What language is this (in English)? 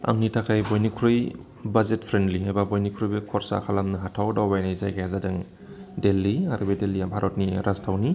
Bodo